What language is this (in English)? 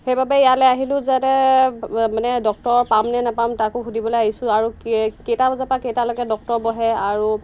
Assamese